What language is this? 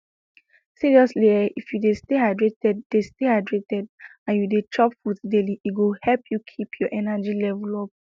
Nigerian Pidgin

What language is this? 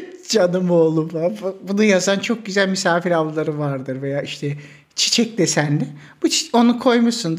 Turkish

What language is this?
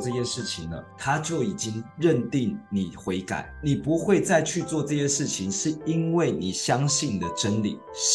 Chinese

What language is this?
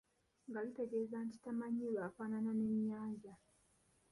Ganda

